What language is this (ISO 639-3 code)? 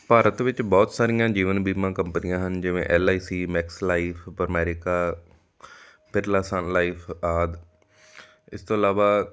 pan